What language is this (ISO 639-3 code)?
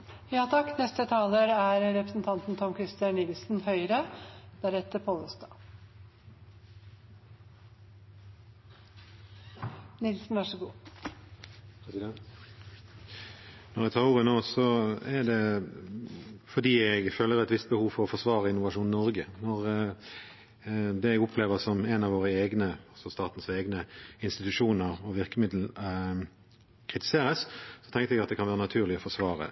nob